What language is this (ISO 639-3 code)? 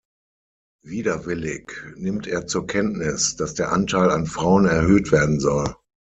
deu